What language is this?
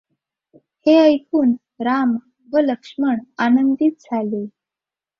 Marathi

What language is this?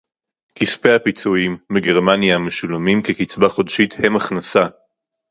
Hebrew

